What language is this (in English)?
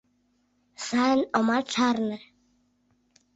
Mari